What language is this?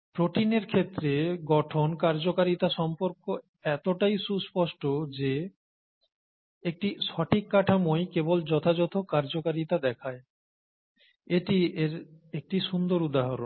Bangla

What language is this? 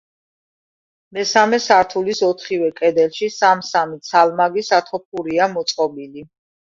Georgian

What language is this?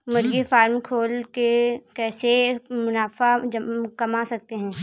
Hindi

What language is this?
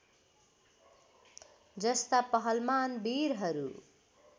Nepali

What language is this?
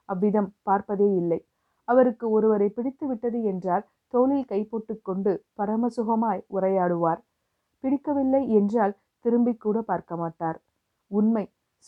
Tamil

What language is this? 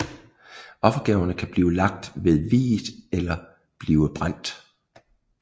Danish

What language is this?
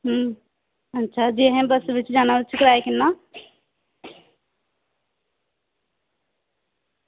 Dogri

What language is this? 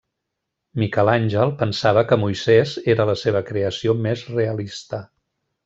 Catalan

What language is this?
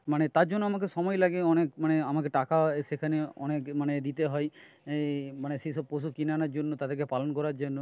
Bangla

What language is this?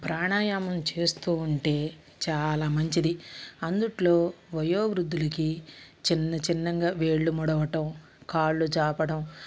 Telugu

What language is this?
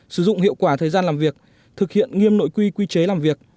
Vietnamese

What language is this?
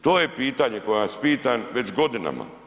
Croatian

